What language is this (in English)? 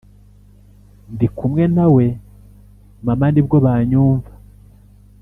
Kinyarwanda